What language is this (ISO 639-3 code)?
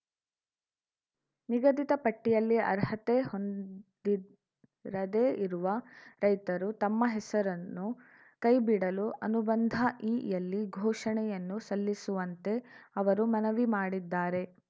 kan